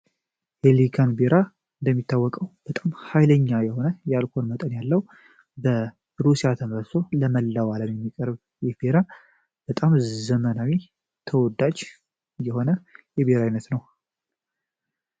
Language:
Amharic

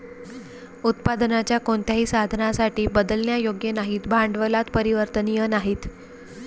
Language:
Marathi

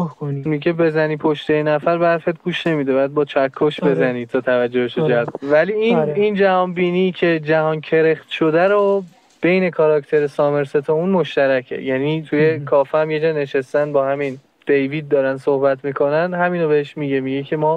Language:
Persian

